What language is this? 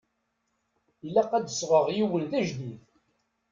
Kabyle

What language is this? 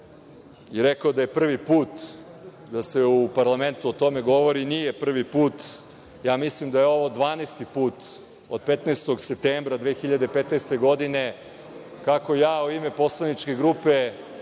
Serbian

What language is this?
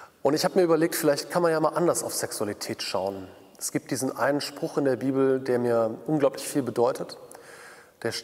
German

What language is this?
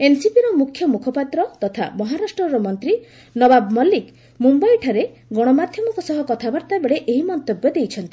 Odia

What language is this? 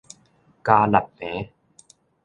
Min Nan Chinese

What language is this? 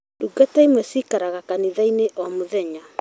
Kikuyu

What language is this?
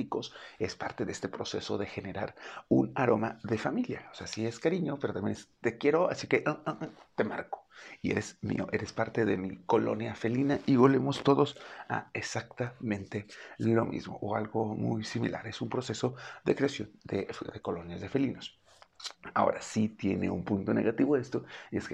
Spanish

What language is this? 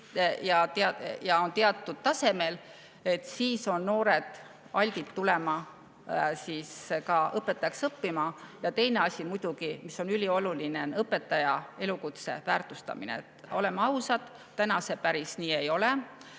Estonian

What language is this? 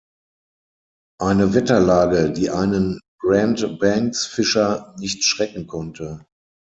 German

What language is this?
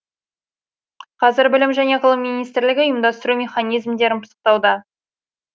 Kazakh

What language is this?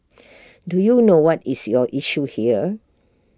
English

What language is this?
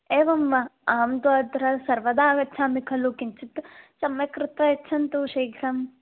Sanskrit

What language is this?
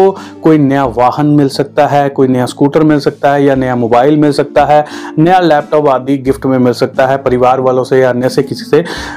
Hindi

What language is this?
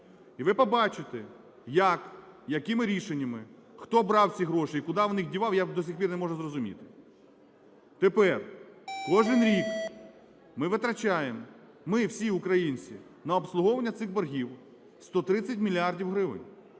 Ukrainian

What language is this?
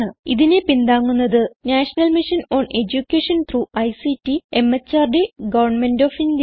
Malayalam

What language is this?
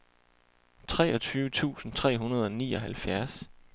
Danish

